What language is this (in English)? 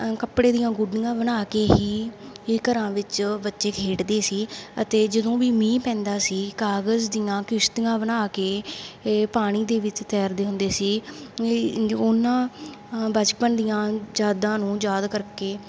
Punjabi